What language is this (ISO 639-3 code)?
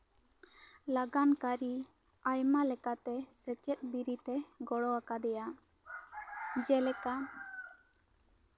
sat